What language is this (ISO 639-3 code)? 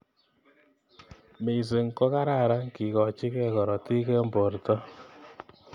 kln